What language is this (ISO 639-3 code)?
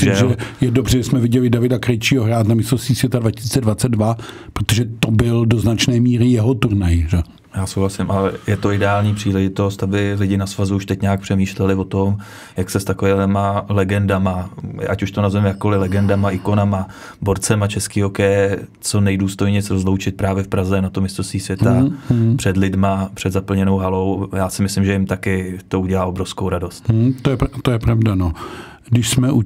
ces